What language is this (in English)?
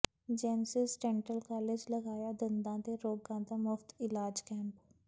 Punjabi